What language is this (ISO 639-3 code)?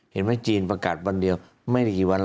tha